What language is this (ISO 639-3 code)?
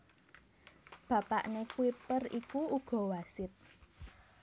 jav